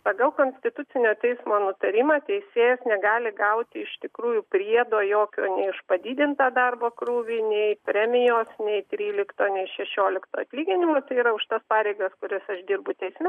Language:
Lithuanian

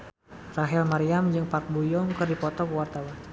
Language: Sundanese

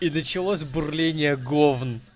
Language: Russian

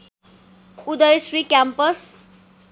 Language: Nepali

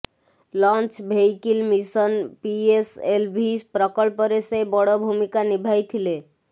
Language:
Odia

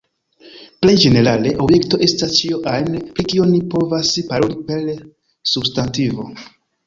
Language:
Esperanto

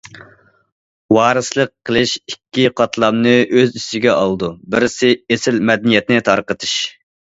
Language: Uyghur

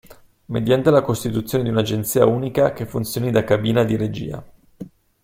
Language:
Italian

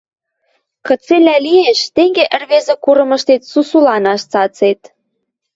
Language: Western Mari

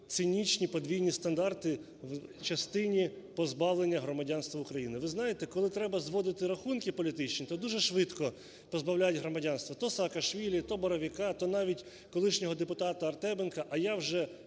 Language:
Ukrainian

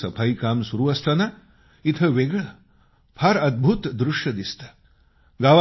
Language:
Marathi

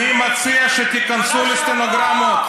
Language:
Hebrew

